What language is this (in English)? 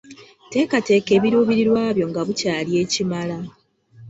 Ganda